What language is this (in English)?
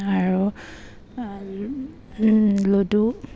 Assamese